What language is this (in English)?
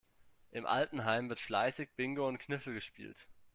German